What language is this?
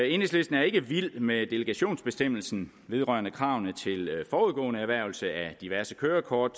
Danish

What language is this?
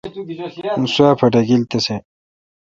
Kalkoti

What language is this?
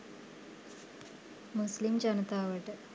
Sinhala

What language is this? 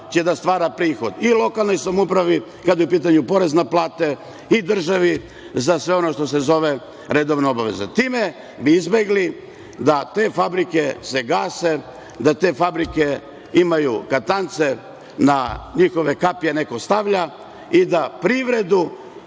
Serbian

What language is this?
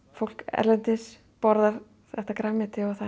Icelandic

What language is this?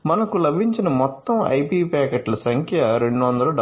Telugu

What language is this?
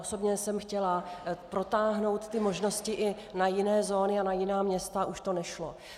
Czech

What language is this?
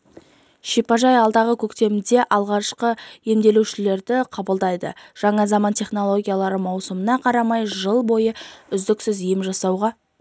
Kazakh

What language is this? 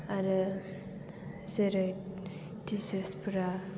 Bodo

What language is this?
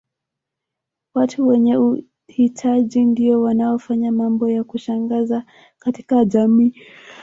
Swahili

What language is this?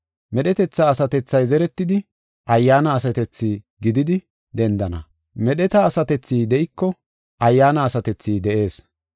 Gofa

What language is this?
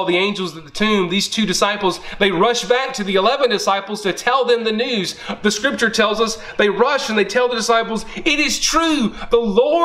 English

